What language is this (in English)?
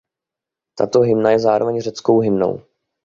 Czech